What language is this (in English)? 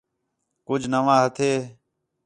Khetrani